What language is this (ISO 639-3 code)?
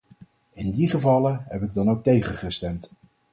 nld